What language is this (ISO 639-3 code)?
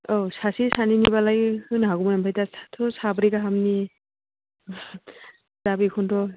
brx